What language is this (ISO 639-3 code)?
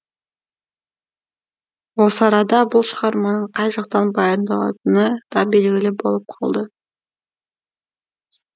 kaz